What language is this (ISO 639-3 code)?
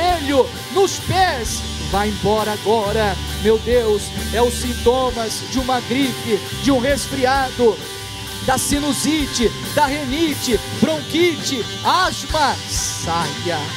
por